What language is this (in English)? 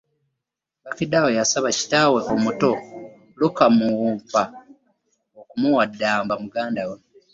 Ganda